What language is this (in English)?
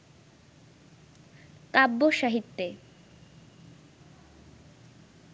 Bangla